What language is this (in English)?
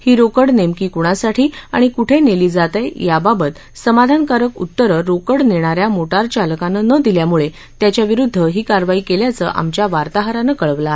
Marathi